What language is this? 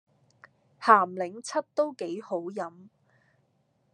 Cantonese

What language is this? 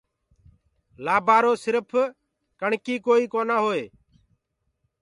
Gurgula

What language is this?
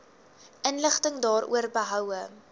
Afrikaans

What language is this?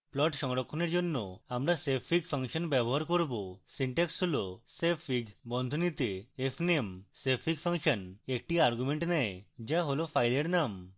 Bangla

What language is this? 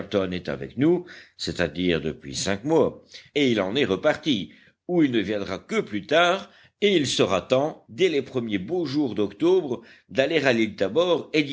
French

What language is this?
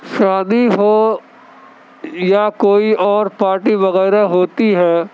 Urdu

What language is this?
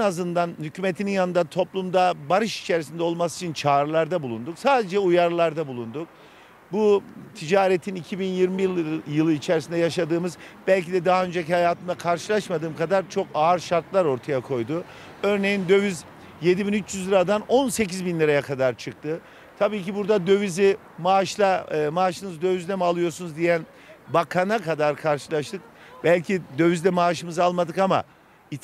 Turkish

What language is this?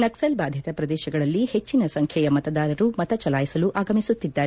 Kannada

